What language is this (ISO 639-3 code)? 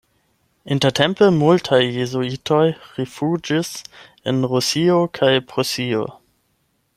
epo